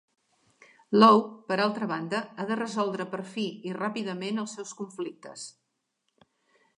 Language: Catalan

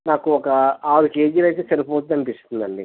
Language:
Telugu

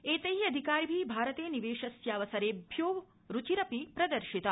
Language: Sanskrit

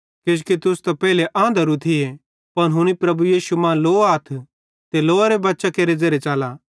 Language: Bhadrawahi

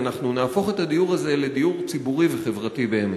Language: Hebrew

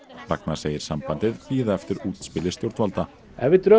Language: Icelandic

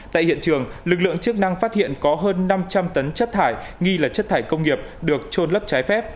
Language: Vietnamese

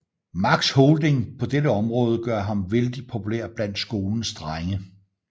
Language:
Danish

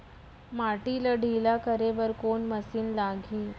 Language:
Chhattisgarhi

